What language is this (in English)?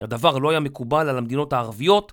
Hebrew